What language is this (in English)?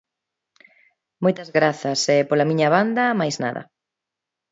Galician